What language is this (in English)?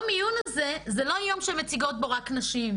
Hebrew